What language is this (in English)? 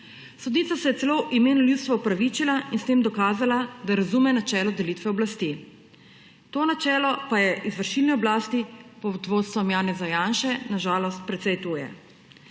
Slovenian